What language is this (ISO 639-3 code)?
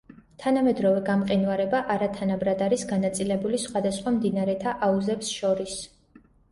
kat